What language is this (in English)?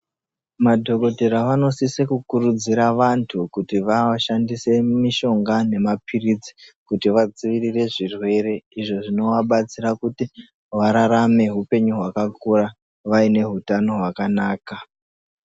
Ndau